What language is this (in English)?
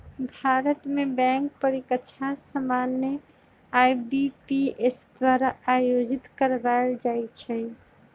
Magahi